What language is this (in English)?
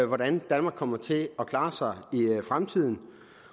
Danish